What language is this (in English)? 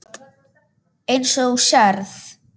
Icelandic